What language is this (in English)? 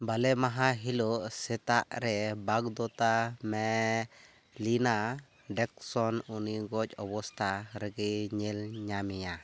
Santali